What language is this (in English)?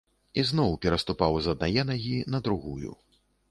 Belarusian